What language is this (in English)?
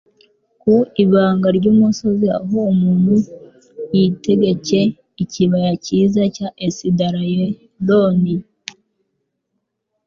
Kinyarwanda